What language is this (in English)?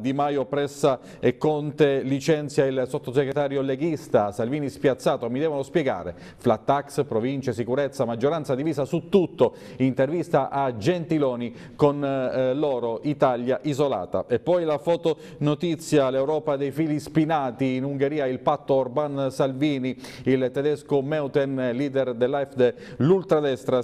Italian